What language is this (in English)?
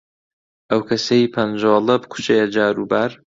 Central Kurdish